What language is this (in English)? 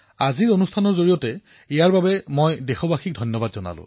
Assamese